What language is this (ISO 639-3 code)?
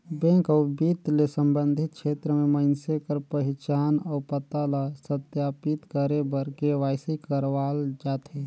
hne